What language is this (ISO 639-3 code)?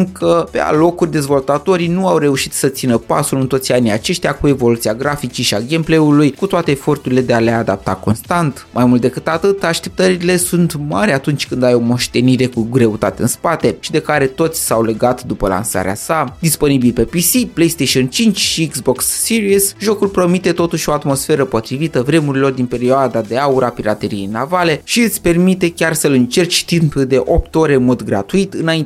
ron